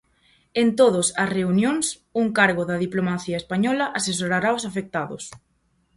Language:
Galician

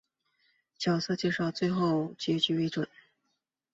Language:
Chinese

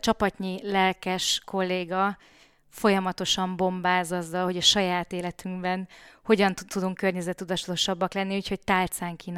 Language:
Hungarian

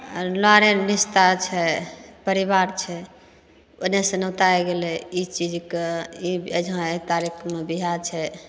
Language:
Maithili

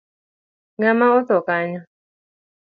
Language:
Luo (Kenya and Tanzania)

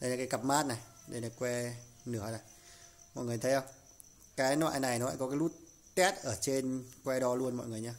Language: Vietnamese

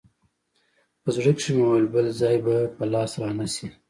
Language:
Pashto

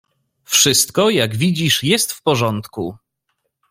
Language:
Polish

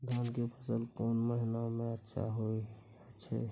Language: Maithili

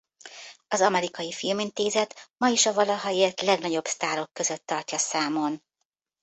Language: Hungarian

